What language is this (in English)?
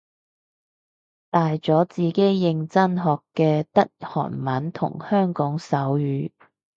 Cantonese